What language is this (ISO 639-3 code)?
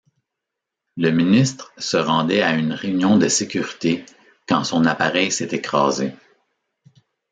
fra